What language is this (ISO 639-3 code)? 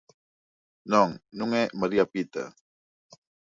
glg